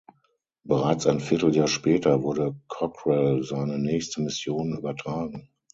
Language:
German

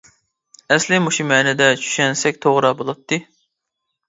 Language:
Uyghur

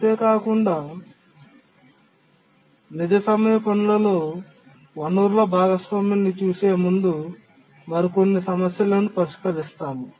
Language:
Telugu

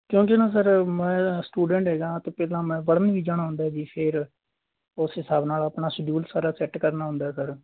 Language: Punjabi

